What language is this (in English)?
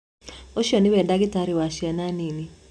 Kikuyu